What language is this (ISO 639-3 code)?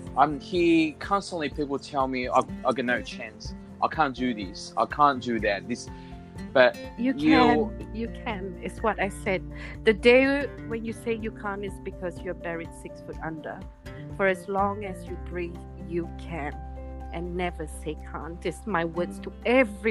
eng